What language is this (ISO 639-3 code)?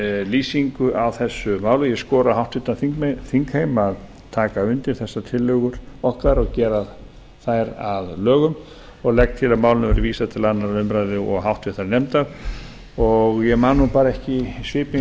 isl